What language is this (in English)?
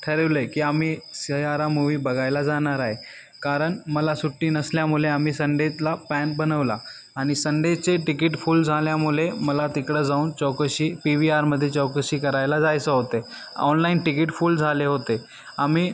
Marathi